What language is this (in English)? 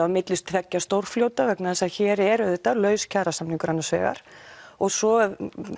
Icelandic